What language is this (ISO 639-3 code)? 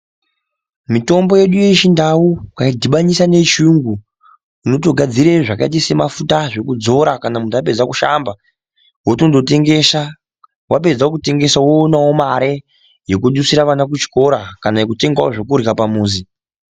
ndc